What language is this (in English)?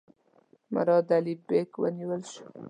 Pashto